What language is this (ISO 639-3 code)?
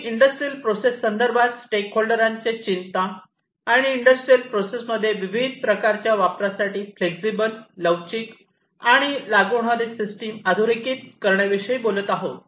mar